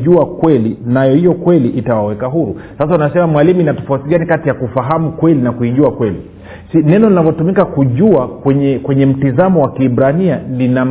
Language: Swahili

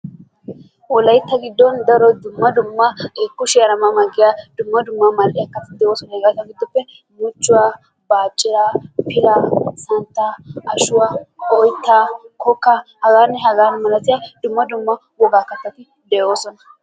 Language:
Wolaytta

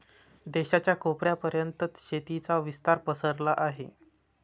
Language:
Marathi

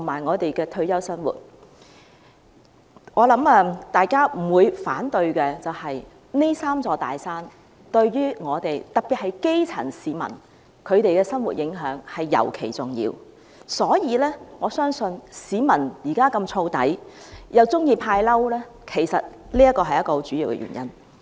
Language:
Cantonese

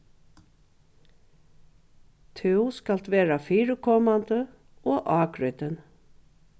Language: Faroese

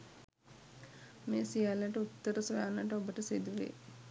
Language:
Sinhala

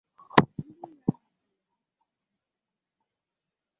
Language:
Igbo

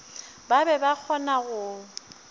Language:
Northern Sotho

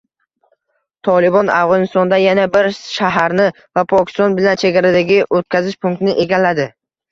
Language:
Uzbek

